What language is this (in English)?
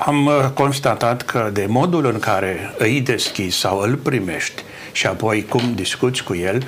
Romanian